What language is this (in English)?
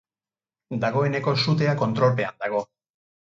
Basque